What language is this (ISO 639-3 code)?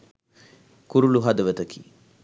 sin